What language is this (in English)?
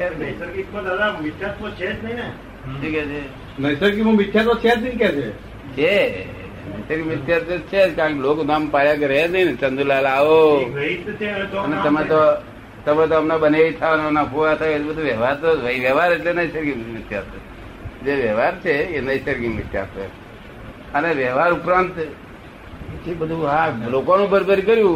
Gujarati